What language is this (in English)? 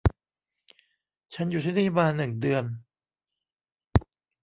Thai